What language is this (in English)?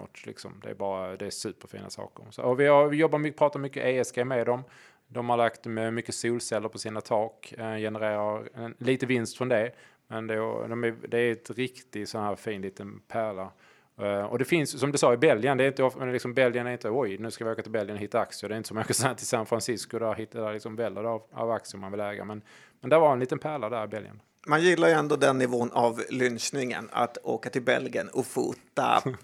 Swedish